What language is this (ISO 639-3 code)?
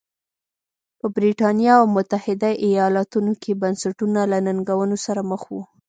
pus